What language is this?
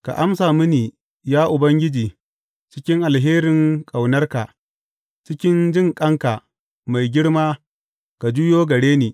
Hausa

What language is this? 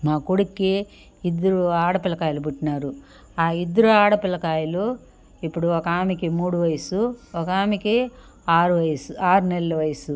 Telugu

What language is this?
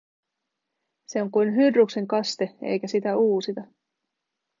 Finnish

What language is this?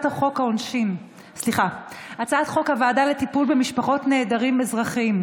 Hebrew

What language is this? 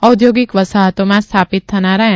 Gujarati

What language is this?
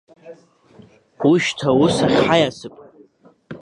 Abkhazian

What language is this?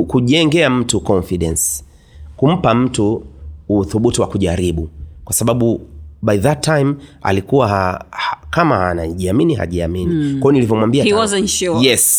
Swahili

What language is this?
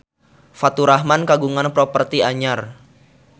Sundanese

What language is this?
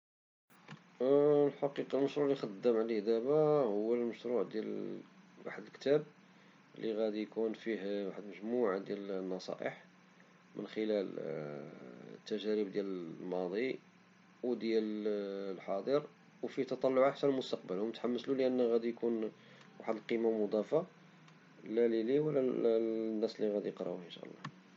Moroccan Arabic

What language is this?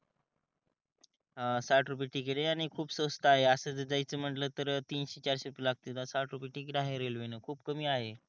Marathi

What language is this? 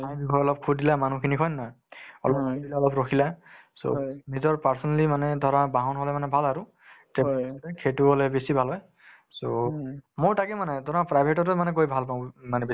Assamese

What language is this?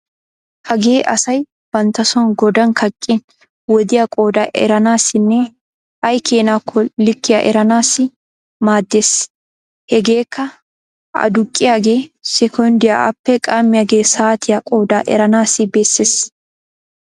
Wolaytta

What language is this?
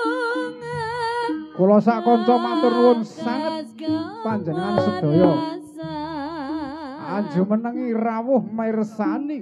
Thai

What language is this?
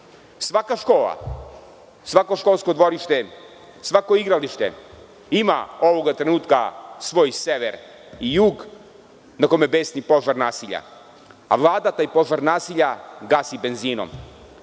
Serbian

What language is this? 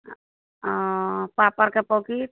Maithili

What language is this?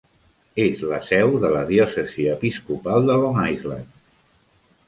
Catalan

